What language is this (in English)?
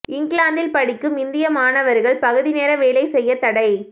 Tamil